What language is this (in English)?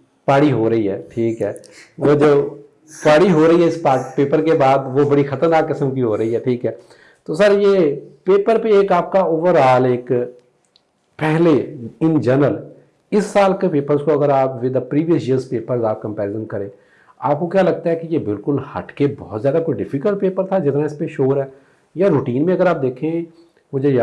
Urdu